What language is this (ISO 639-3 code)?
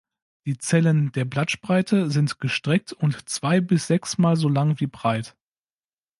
deu